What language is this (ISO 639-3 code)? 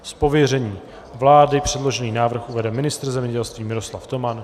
ces